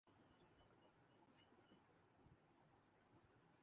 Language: Urdu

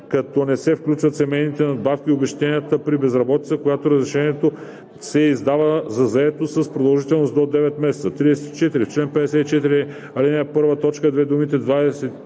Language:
Bulgarian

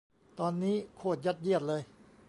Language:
Thai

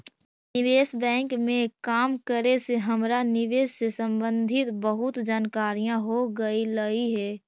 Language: Magahi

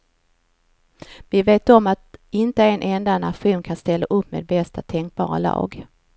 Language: Swedish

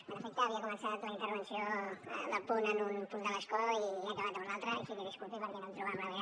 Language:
Catalan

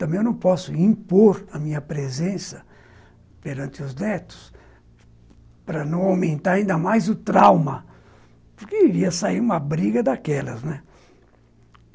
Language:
Portuguese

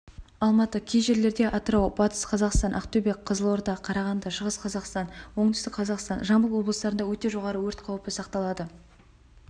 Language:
Kazakh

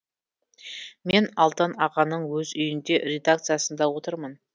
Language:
Kazakh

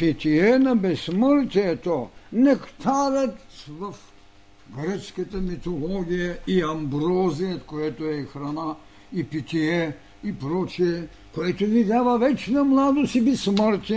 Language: Bulgarian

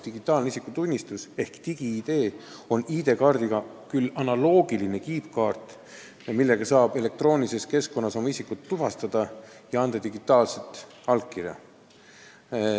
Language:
Estonian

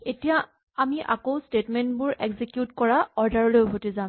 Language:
Assamese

